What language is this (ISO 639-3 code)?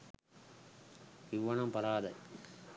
sin